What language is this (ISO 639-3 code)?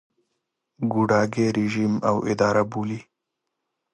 pus